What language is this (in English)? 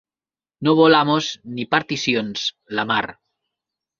Catalan